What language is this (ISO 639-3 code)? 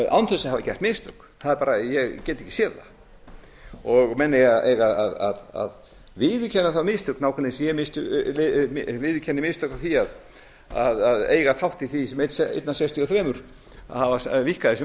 isl